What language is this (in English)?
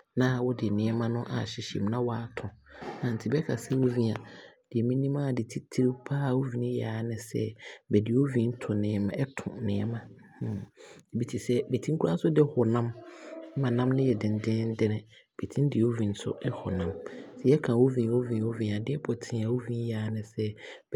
Abron